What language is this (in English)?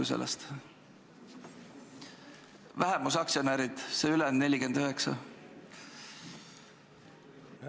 Estonian